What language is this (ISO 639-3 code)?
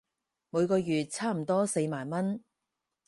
yue